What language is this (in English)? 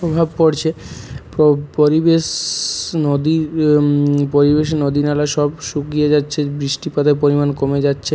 Bangla